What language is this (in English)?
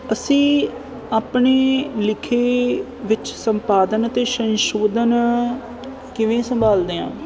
Punjabi